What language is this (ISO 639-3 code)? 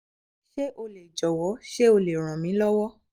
yor